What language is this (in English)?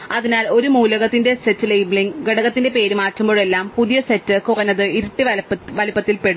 Malayalam